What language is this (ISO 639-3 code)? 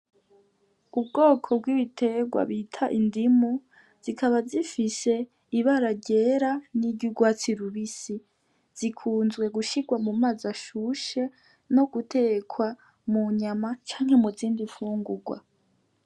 run